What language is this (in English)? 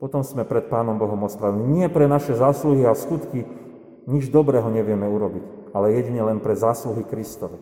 Slovak